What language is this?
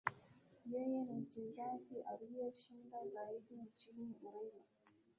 Swahili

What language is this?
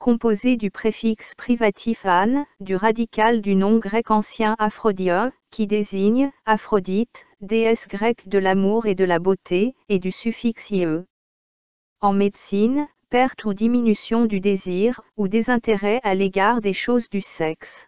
French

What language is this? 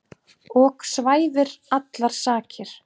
Icelandic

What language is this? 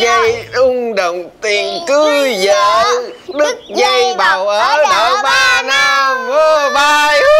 Vietnamese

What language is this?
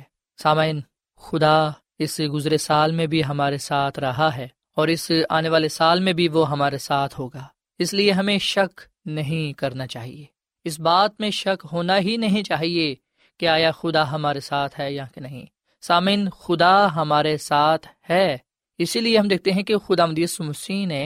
Urdu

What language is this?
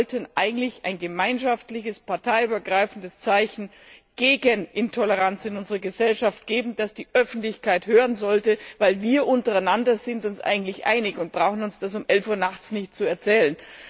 German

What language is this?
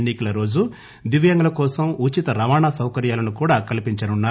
Telugu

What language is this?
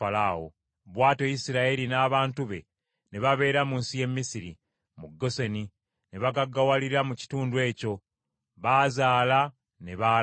Ganda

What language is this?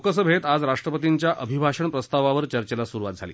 Marathi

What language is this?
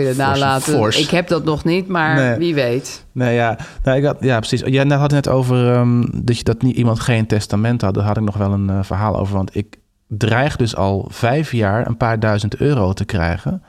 Dutch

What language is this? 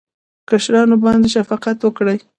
Pashto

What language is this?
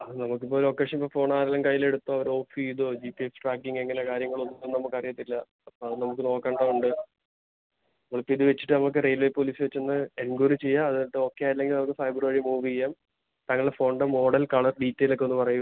Malayalam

